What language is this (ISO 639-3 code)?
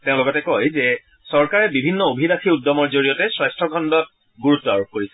asm